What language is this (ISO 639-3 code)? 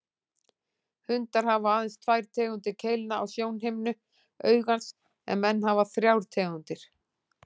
isl